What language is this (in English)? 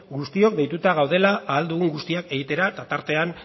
Basque